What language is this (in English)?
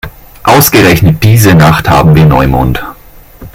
German